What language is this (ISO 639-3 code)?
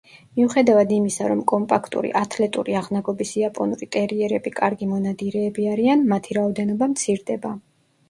kat